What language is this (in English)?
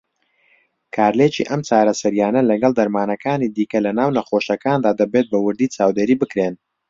Central Kurdish